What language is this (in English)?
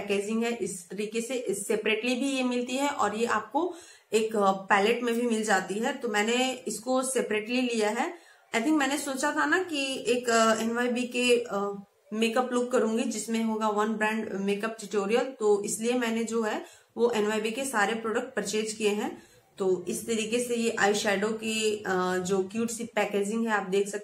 Hindi